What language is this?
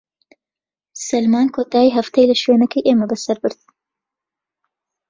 Central Kurdish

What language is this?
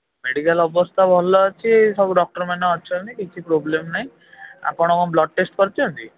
Odia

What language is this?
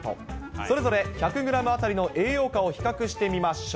Japanese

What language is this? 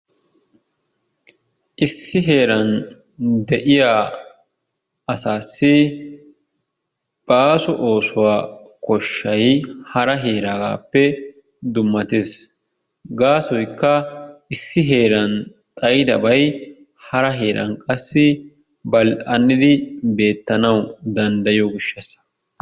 Wolaytta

